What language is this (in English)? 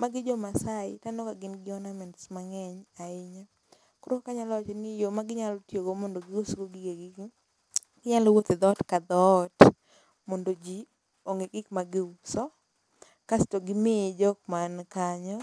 Luo (Kenya and Tanzania)